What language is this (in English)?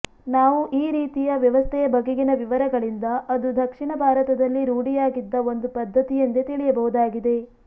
Kannada